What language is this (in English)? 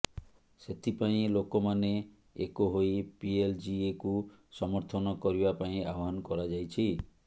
Odia